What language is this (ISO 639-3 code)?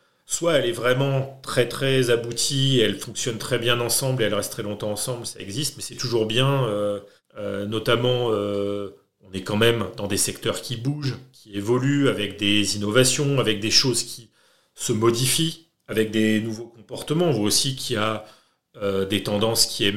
fra